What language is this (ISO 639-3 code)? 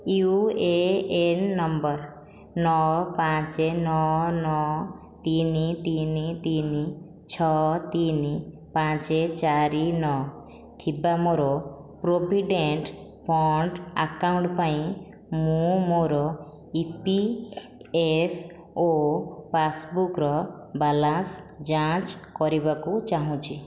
ori